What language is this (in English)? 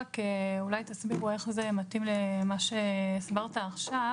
Hebrew